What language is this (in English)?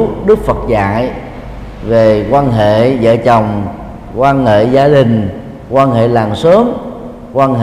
Vietnamese